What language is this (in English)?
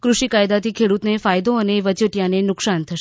Gujarati